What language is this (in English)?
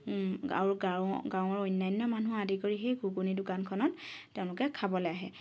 Assamese